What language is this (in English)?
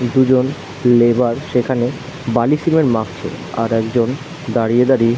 Bangla